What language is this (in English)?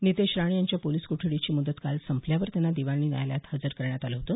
Marathi